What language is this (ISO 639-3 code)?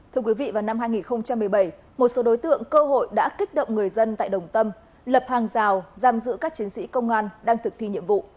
vie